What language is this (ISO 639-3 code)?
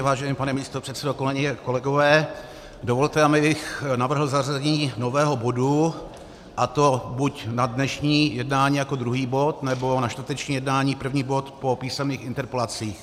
ces